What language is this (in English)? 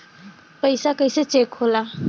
Bhojpuri